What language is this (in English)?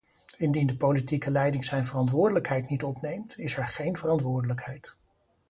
Dutch